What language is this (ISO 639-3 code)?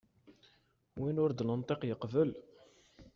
kab